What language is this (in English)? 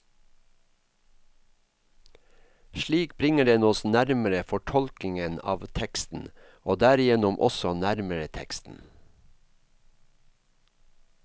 Norwegian